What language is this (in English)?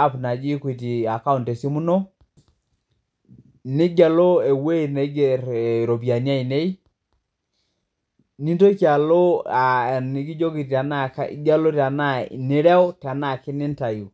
Masai